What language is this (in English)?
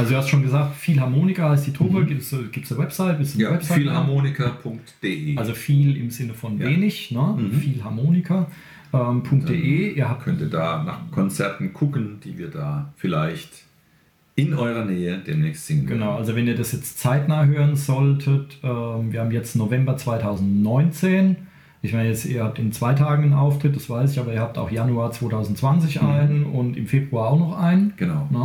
German